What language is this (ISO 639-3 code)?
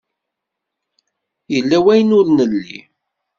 kab